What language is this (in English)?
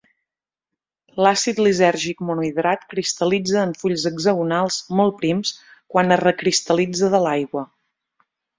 Catalan